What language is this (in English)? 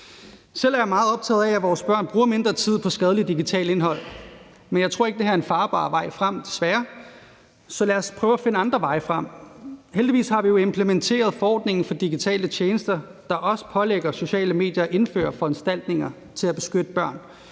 Danish